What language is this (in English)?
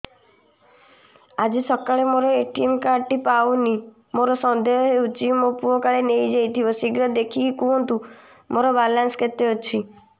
Odia